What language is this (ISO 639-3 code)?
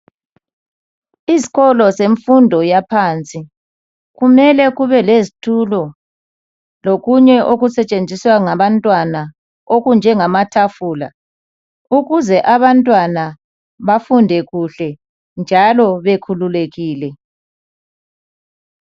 nde